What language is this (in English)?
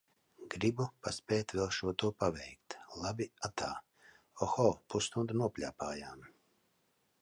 Latvian